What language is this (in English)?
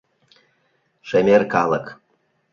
Mari